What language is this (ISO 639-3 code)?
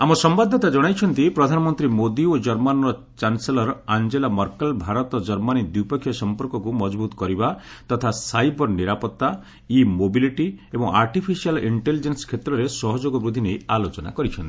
ori